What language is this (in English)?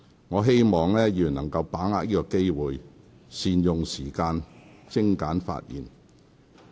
Cantonese